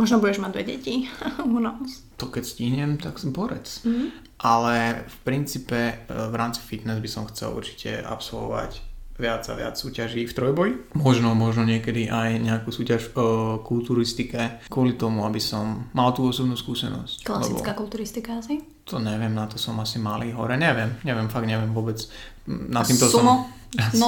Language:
Slovak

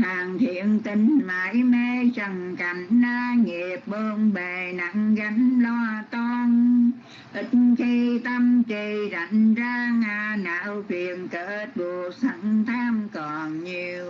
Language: Vietnamese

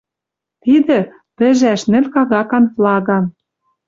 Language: Western Mari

